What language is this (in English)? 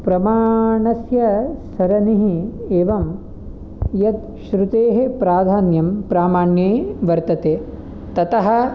Sanskrit